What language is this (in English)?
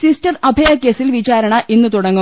Malayalam